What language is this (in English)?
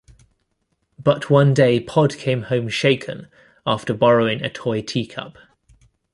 English